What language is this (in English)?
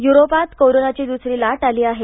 Marathi